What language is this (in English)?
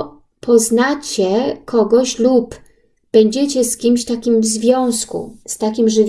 Polish